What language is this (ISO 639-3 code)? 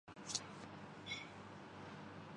urd